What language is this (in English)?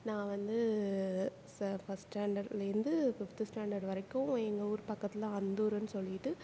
Tamil